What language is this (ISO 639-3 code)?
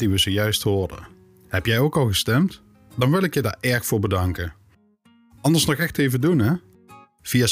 nld